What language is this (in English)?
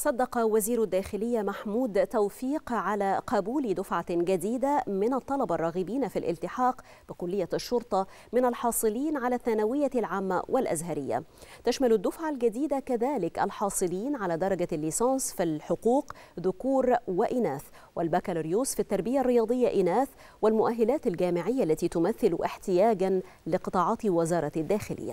Arabic